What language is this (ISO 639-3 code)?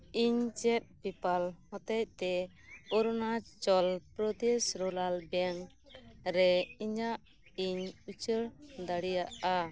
sat